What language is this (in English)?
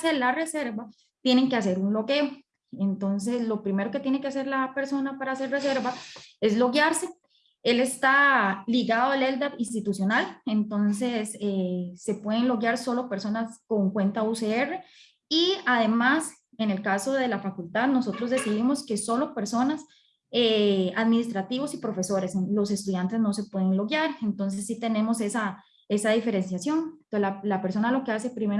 Spanish